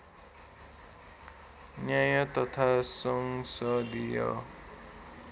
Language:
Nepali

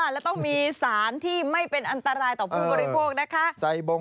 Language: Thai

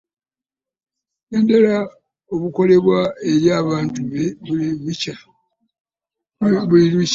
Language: Ganda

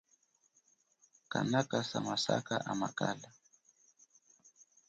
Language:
Chokwe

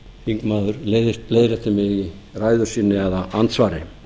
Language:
Icelandic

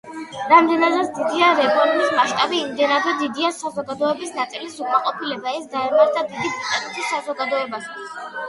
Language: Georgian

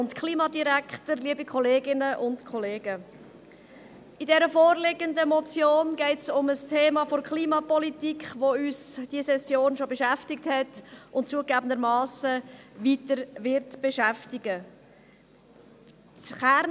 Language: Swiss German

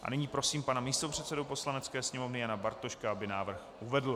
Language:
Czech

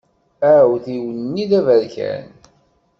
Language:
Kabyle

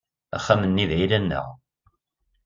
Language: Kabyle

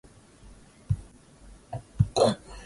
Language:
Swahili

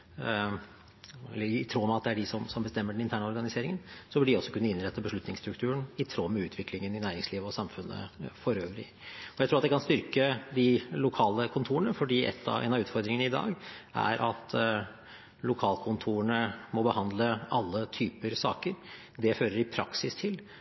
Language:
Norwegian Bokmål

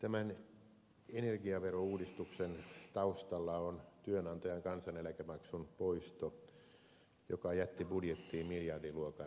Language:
Finnish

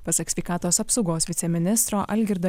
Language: Lithuanian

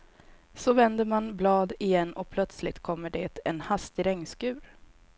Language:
Swedish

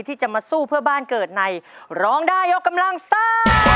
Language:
Thai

